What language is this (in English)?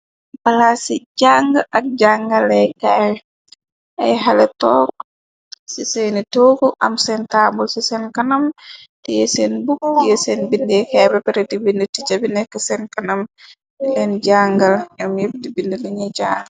Wolof